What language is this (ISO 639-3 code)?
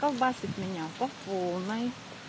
rus